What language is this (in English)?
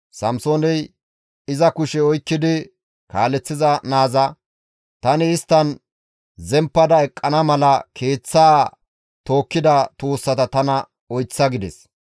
Gamo